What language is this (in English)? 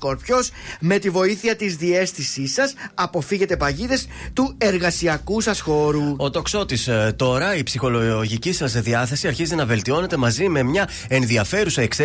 Greek